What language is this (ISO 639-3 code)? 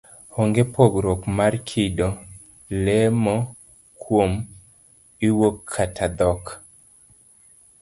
luo